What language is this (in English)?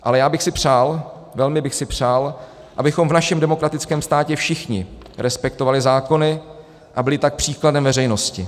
Czech